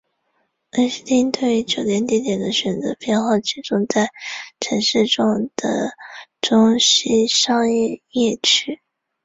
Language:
Chinese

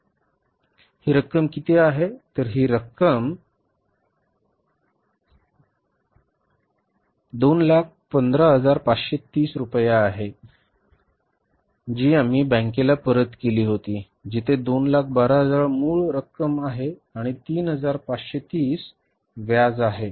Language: Marathi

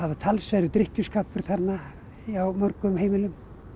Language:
Icelandic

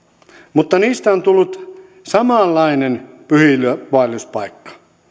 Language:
Finnish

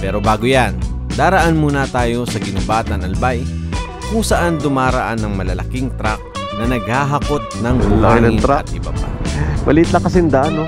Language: Filipino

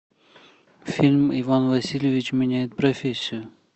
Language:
Russian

